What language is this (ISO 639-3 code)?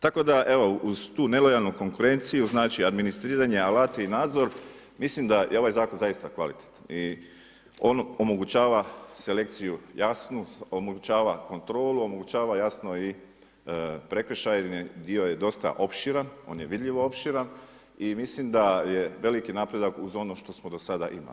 hrv